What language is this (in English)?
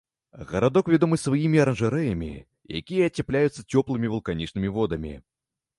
Belarusian